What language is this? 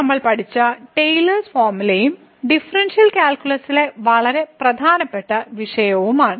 Malayalam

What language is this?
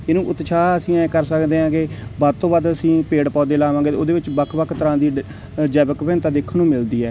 Punjabi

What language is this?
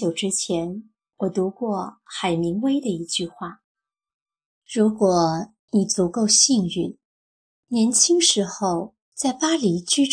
Chinese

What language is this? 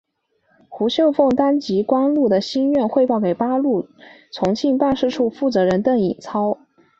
Chinese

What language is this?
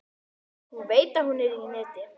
Icelandic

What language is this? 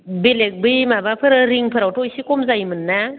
Bodo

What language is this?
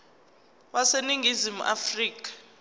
Zulu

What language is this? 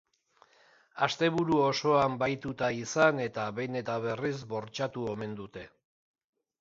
Basque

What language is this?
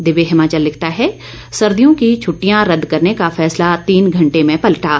Hindi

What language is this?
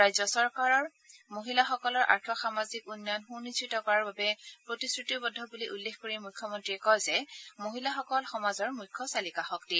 Assamese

